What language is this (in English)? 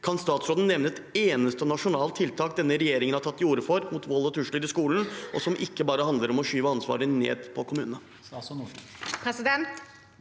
Norwegian